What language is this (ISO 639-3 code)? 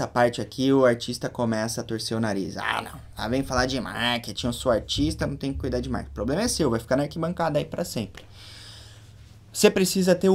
por